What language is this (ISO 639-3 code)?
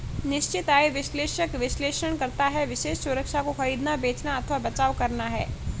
hin